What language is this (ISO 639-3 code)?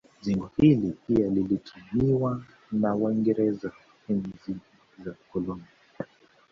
swa